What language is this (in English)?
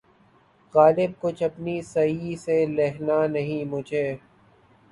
Urdu